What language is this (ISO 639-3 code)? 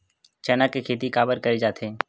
hne